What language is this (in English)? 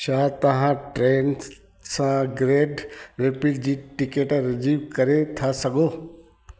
Sindhi